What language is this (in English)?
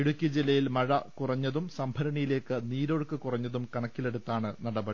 Malayalam